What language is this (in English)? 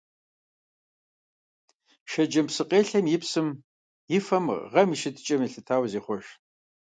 Kabardian